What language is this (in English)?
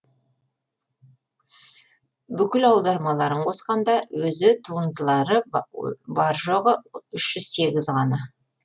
Kazakh